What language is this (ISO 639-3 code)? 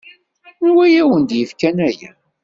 kab